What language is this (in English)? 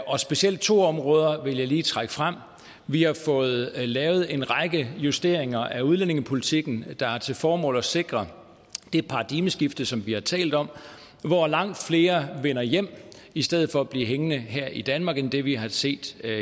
Danish